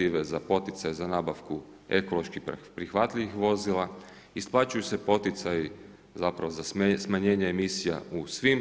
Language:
Croatian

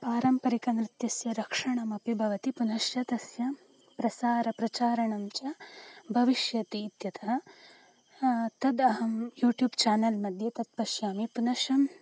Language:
Sanskrit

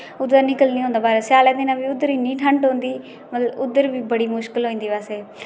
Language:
Dogri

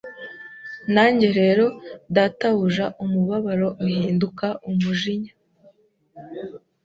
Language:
Kinyarwanda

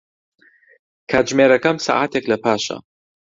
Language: Central Kurdish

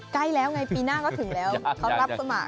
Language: Thai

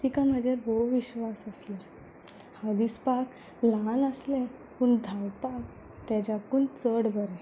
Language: Konkani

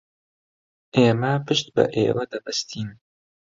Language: Central Kurdish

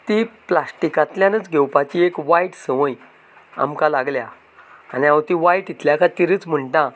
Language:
Konkani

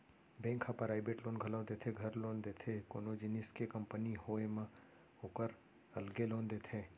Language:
Chhattisgarhi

